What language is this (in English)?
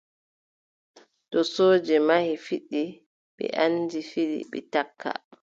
Adamawa Fulfulde